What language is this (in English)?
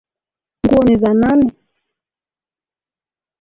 Swahili